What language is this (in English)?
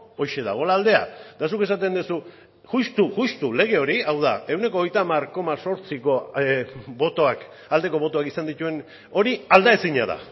Basque